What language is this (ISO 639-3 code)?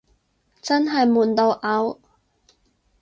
yue